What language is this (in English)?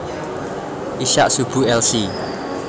Javanese